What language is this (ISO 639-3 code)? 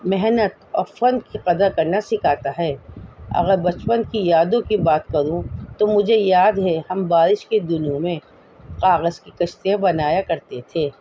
urd